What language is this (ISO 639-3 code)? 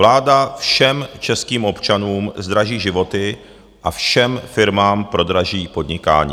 ces